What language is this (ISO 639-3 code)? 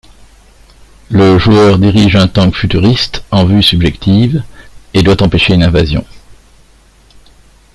fra